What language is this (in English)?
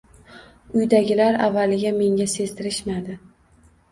Uzbek